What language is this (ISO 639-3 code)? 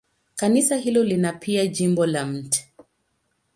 swa